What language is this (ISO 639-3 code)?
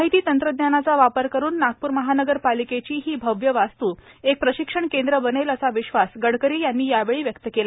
mar